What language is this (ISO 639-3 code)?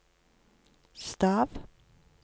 nor